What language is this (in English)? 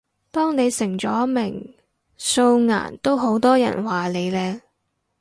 Cantonese